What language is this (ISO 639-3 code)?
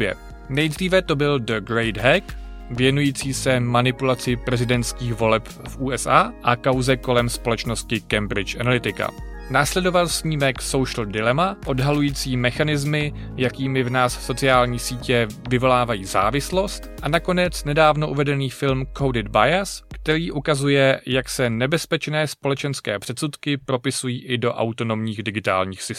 ces